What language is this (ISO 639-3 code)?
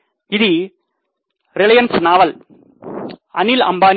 tel